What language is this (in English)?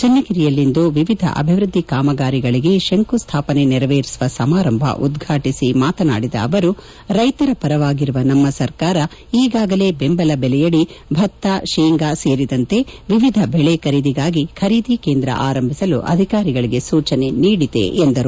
Kannada